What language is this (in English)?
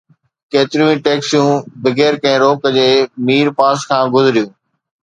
Sindhi